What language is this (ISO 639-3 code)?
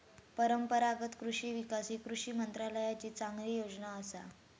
mar